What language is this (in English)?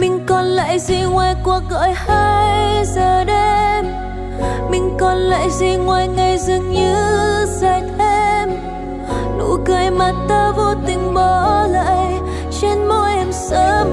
Vietnamese